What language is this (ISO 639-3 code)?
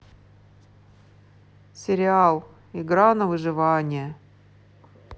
rus